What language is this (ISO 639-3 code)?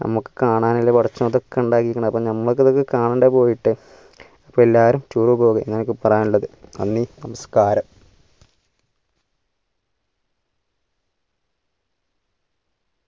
mal